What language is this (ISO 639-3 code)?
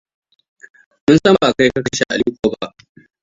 hau